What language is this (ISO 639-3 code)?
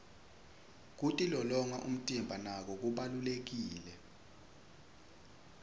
ssw